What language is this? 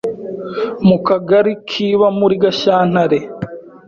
Kinyarwanda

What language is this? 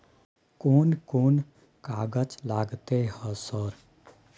Maithili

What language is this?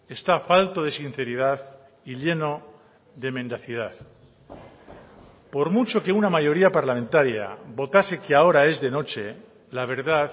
Spanish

